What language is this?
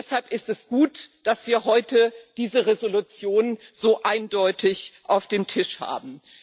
German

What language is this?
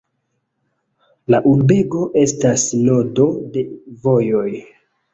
Esperanto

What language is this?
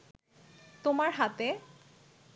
Bangla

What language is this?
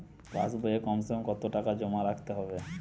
Bangla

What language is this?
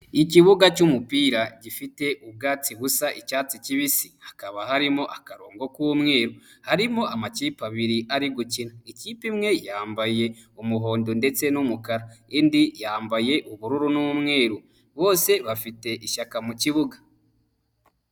Kinyarwanda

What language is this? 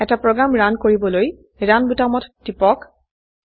Assamese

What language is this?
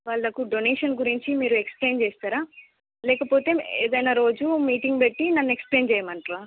Telugu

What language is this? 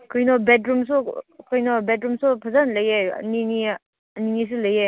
Manipuri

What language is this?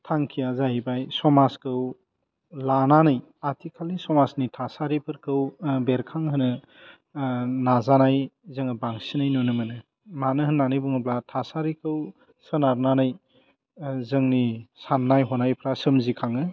Bodo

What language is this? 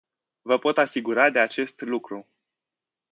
Romanian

